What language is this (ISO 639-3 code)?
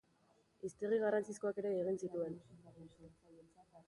eus